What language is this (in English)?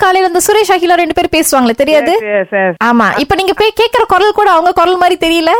Tamil